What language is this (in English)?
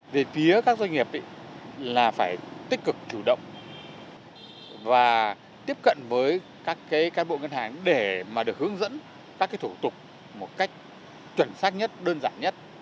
Vietnamese